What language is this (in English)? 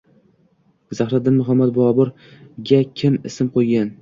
Uzbek